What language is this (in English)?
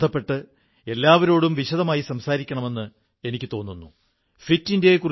Malayalam